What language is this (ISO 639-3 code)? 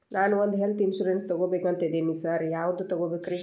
kan